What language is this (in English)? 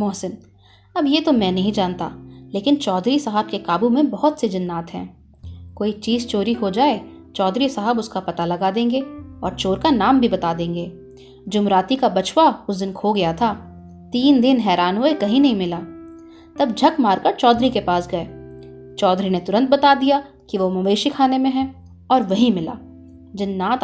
Hindi